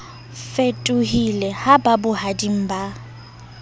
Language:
Southern Sotho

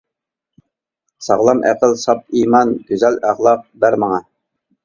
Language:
Uyghur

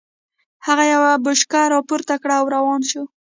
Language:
Pashto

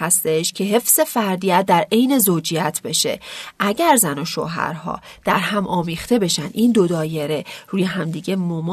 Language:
Persian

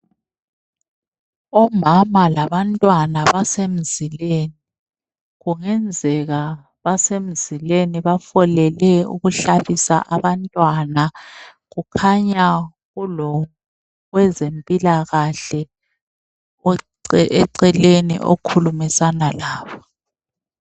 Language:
North Ndebele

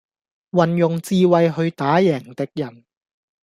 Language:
Cantonese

